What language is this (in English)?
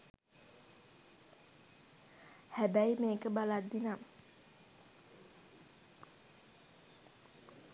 Sinhala